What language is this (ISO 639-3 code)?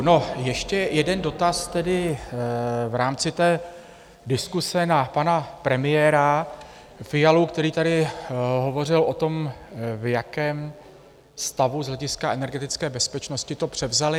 ces